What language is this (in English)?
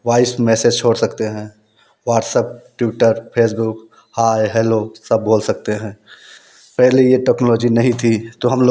Hindi